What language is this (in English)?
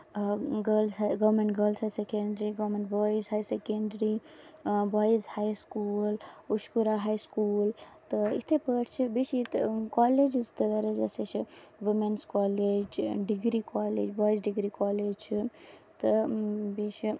Kashmiri